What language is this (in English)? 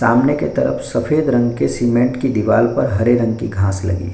Hindi